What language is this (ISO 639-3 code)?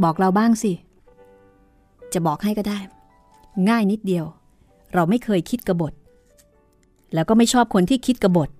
tha